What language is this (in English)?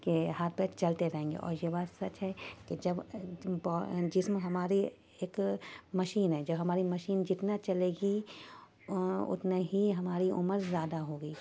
Urdu